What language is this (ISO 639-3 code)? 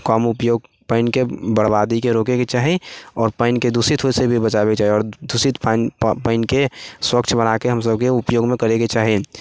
mai